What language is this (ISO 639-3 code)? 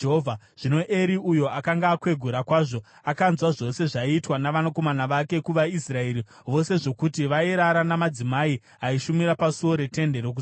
sna